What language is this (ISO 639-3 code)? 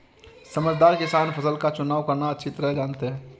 hin